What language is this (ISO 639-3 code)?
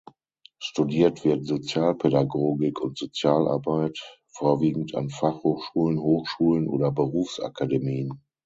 deu